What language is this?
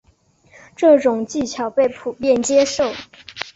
Chinese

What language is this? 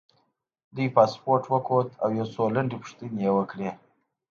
Pashto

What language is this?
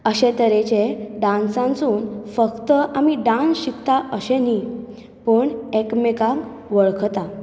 Konkani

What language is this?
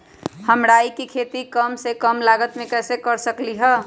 Magahi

